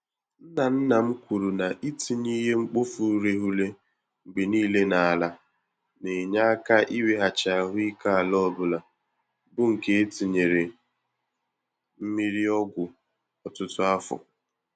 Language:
Igbo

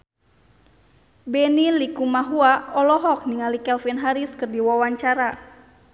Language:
Sundanese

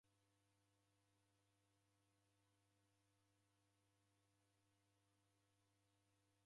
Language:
Taita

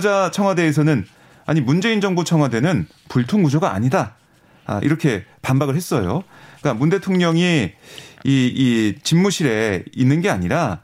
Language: Korean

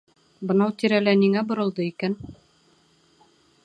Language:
Bashkir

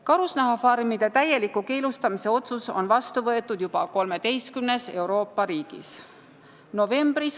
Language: Estonian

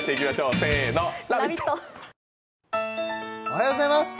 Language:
Japanese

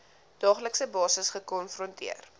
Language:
Afrikaans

